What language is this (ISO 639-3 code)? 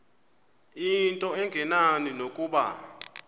xho